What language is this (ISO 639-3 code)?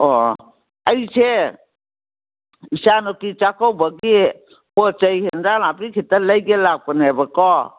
mni